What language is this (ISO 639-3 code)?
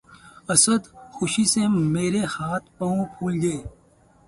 urd